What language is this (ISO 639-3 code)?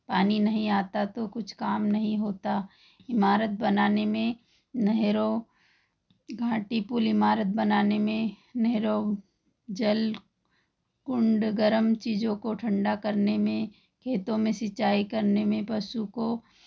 hin